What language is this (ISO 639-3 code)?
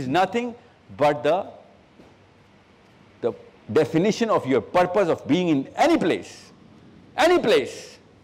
urd